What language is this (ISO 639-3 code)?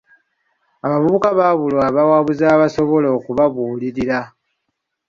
lug